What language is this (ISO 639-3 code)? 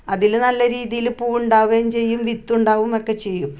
mal